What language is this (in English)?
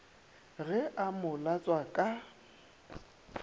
Northern Sotho